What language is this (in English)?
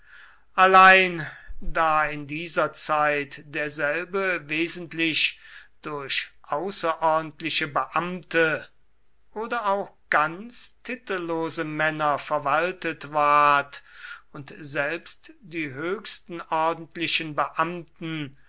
German